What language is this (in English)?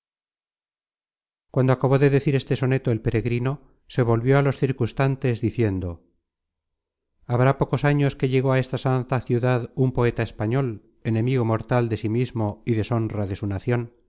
Spanish